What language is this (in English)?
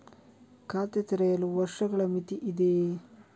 Kannada